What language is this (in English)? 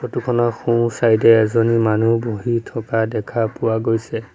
Assamese